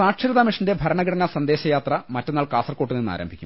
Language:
Malayalam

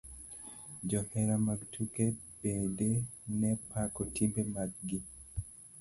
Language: Luo (Kenya and Tanzania)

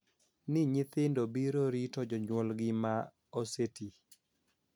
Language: Luo (Kenya and Tanzania)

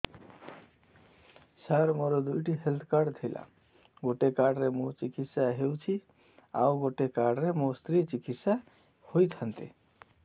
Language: Odia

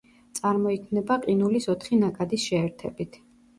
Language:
Georgian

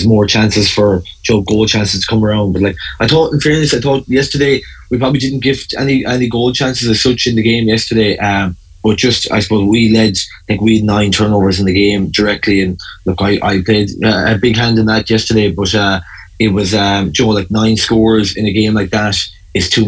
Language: English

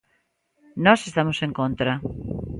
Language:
Galician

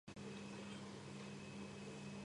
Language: Georgian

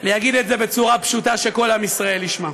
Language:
Hebrew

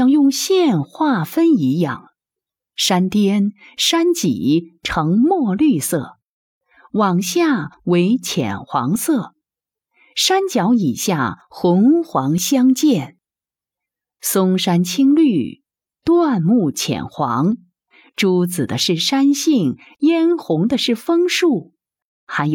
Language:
Chinese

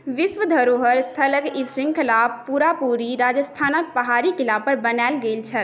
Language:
Maithili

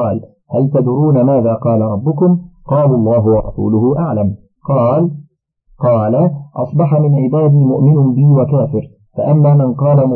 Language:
Arabic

